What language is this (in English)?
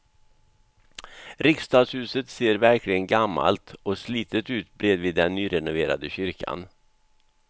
Swedish